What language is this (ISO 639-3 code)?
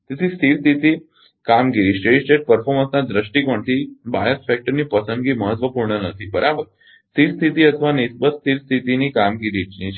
guj